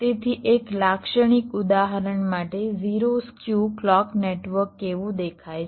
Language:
Gujarati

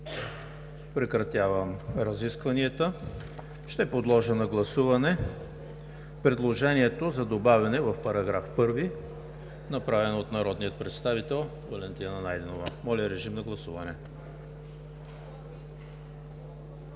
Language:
Bulgarian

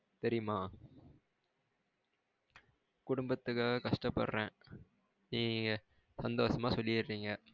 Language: Tamil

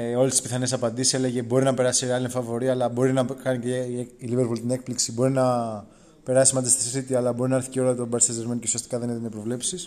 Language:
Greek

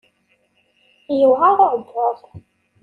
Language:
Kabyle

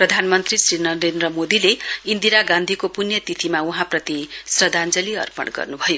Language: Nepali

